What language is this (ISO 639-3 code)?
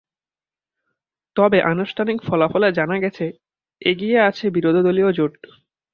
ben